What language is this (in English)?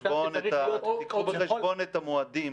Hebrew